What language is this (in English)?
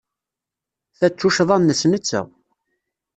Kabyle